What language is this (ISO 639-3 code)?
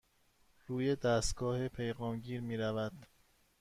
fas